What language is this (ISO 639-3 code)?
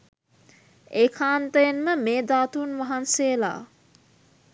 sin